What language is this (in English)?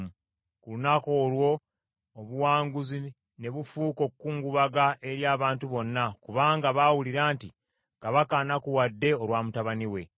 Ganda